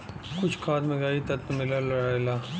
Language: Bhojpuri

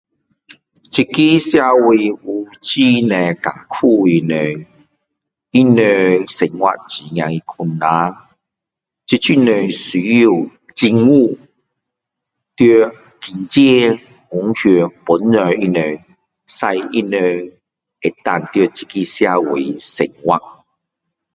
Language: Min Dong Chinese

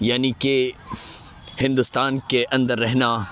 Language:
Urdu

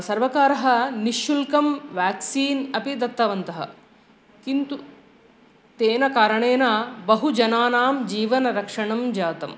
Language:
Sanskrit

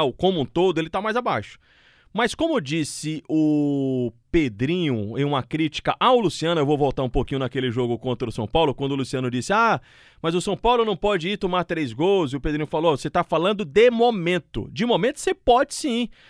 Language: Portuguese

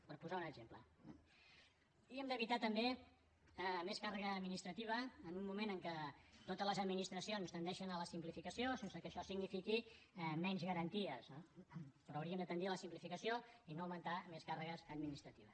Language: Catalan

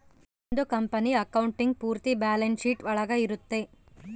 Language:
Kannada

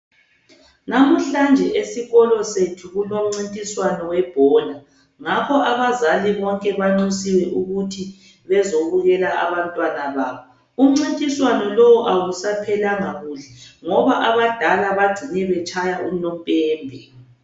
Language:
North Ndebele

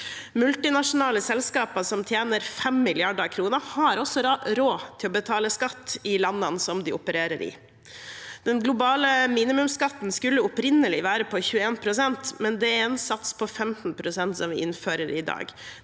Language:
Norwegian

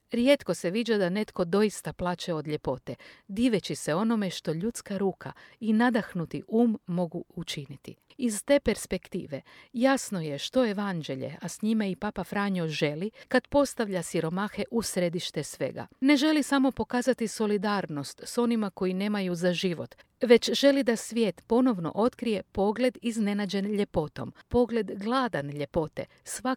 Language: Croatian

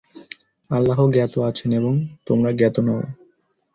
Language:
Bangla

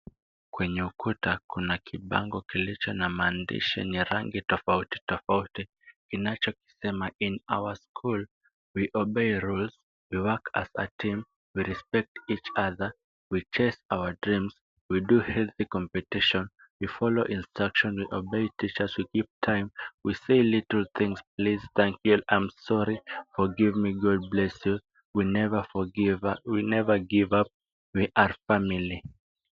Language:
Swahili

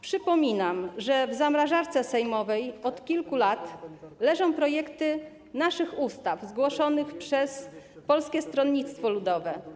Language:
Polish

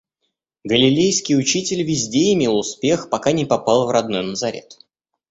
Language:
Russian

